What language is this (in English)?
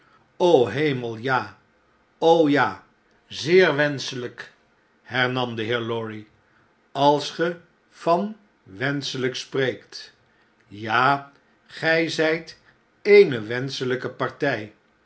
Dutch